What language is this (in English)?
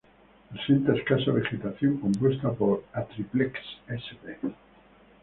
Spanish